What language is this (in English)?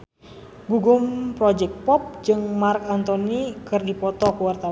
Sundanese